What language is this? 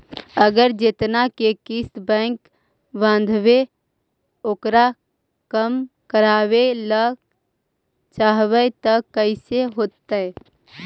Magahi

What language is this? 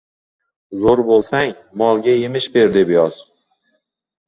Uzbek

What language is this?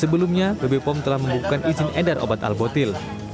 Indonesian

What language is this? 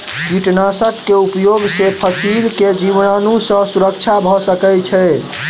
Maithili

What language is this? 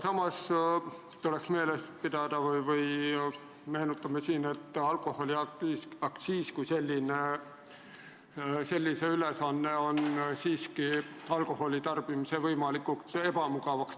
Estonian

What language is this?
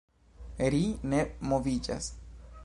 Esperanto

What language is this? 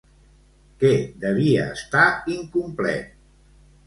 Catalan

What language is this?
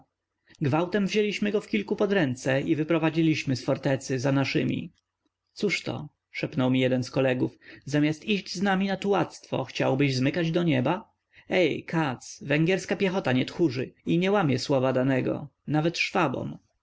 Polish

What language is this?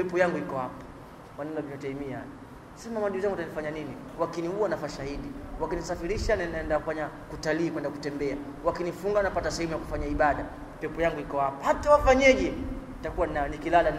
Swahili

